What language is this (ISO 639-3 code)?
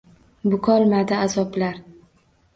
uzb